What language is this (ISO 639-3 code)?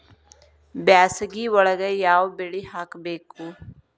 kan